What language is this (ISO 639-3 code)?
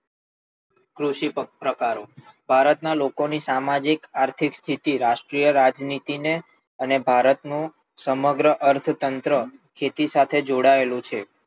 guj